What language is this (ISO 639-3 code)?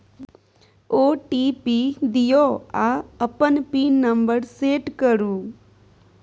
mai